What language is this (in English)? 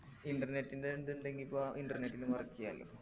Malayalam